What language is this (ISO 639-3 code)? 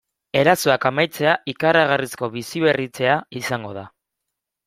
eus